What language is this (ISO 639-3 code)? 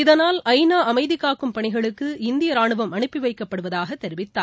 tam